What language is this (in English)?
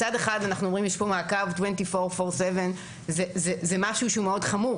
Hebrew